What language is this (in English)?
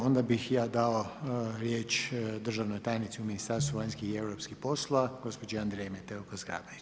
Croatian